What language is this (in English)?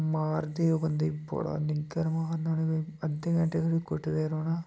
Dogri